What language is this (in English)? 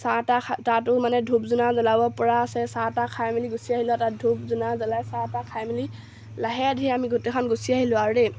Assamese